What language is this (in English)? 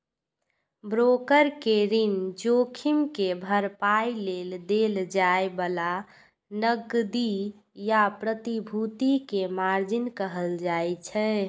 Maithili